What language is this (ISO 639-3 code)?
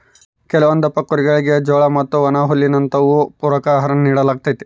kan